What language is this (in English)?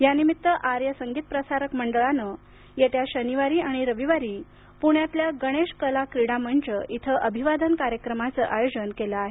Marathi